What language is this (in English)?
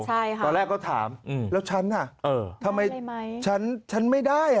Thai